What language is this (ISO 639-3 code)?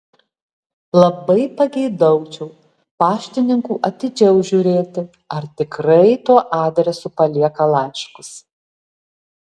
lit